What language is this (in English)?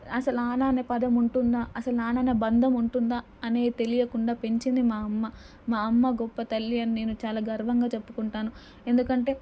Telugu